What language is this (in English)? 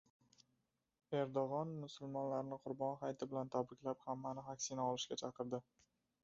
Uzbek